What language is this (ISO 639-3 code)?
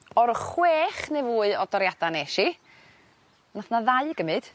cym